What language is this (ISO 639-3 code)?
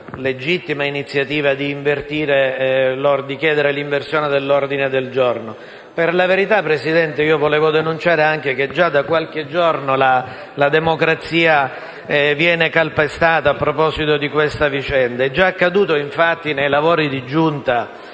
ita